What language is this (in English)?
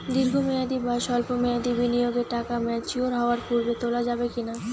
Bangla